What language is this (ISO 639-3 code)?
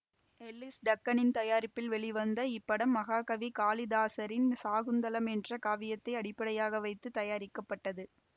tam